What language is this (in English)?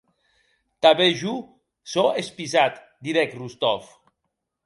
Occitan